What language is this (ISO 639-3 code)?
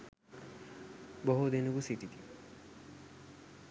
sin